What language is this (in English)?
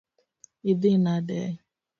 Luo (Kenya and Tanzania)